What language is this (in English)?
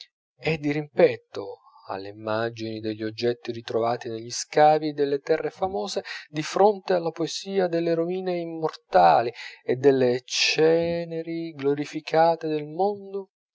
Italian